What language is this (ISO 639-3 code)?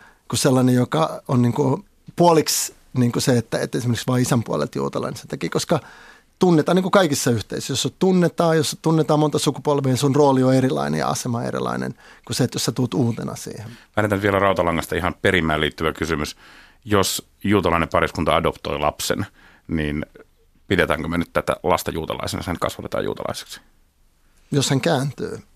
fin